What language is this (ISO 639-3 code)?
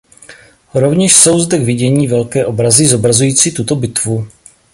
ces